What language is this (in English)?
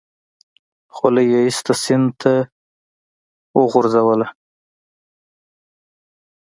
Pashto